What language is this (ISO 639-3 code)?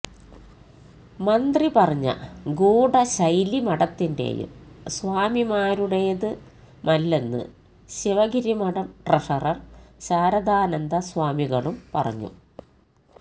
mal